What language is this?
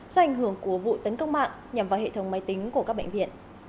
Vietnamese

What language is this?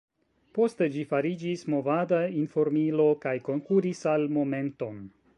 Esperanto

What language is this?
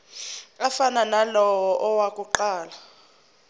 Zulu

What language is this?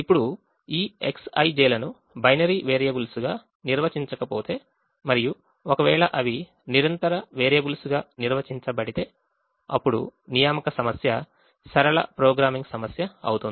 Telugu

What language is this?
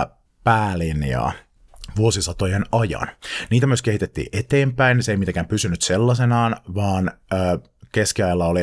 Finnish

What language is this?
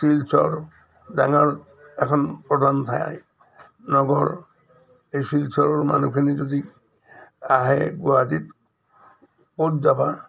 Assamese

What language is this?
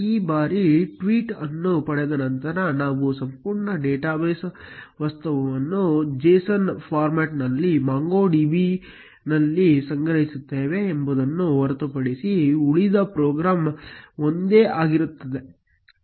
Kannada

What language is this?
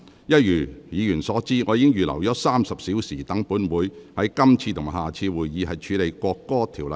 Cantonese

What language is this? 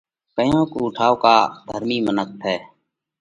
Parkari Koli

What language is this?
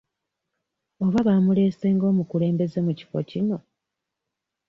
Ganda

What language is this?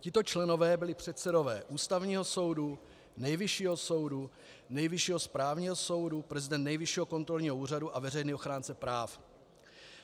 Czech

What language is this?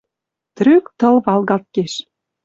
Western Mari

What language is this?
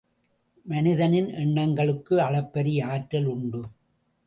Tamil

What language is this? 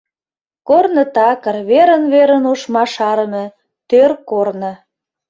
Mari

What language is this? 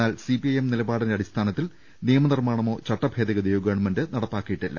Malayalam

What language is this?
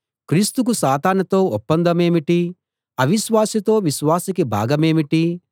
Telugu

